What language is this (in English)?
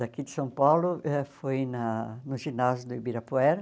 Portuguese